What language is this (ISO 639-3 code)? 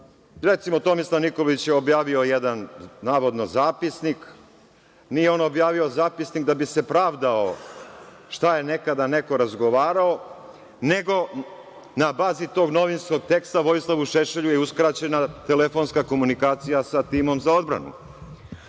srp